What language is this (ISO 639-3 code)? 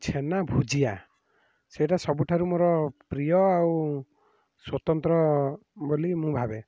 ori